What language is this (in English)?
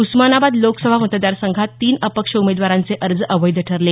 Marathi